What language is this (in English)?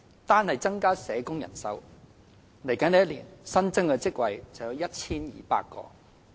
Cantonese